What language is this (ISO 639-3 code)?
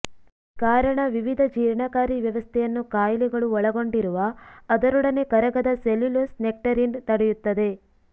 kan